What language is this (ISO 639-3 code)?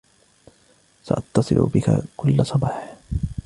ara